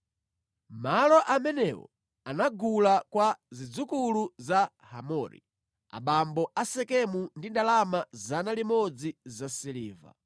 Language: Nyanja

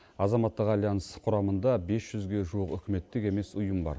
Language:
Kazakh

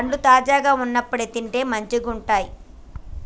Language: Telugu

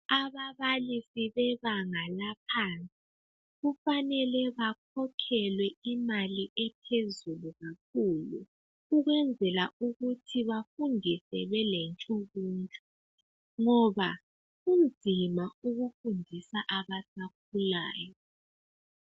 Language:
North Ndebele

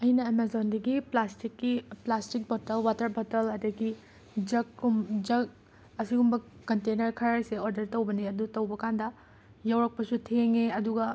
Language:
Manipuri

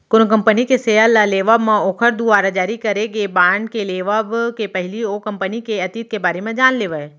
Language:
Chhattisgarhi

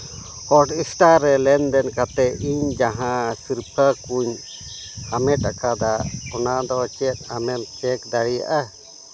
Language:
Santali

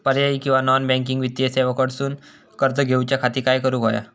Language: Marathi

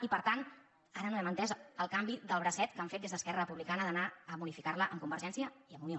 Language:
Catalan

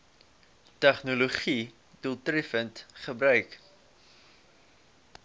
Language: Afrikaans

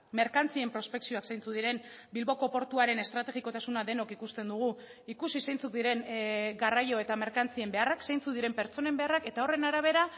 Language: Basque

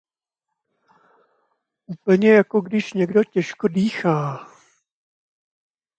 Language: Czech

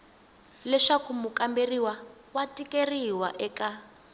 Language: Tsonga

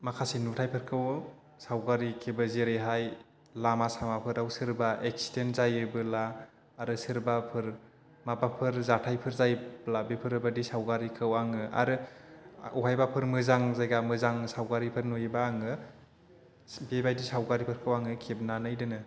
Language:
Bodo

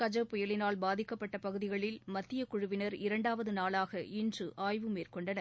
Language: Tamil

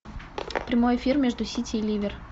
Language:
Russian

